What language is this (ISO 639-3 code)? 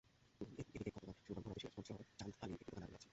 ben